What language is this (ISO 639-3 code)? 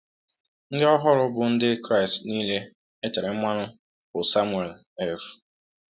ibo